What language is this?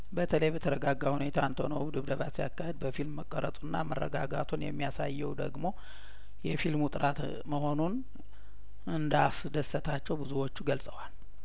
Amharic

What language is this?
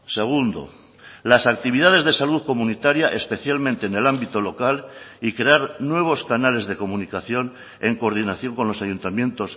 Spanish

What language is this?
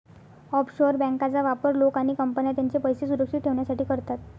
Marathi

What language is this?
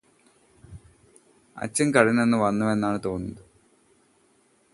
Malayalam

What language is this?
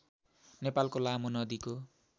Nepali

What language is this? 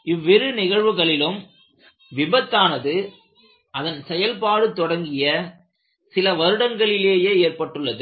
Tamil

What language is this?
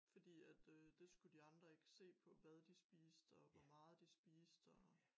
Danish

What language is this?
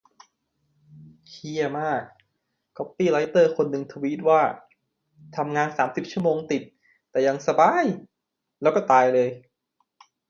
Thai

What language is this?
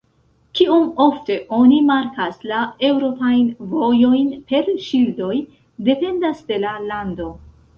Esperanto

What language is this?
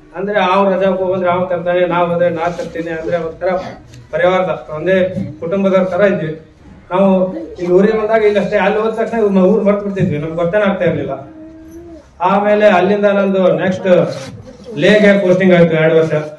Kannada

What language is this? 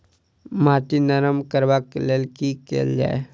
Maithili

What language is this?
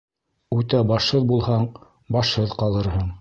Bashkir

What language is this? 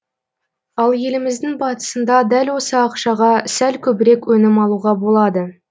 Kazakh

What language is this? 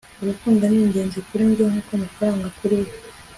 Kinyarwanda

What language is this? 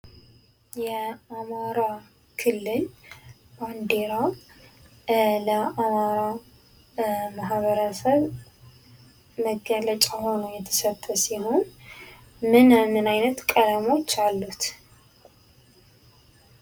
Amharic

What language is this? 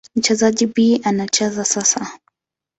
Swahili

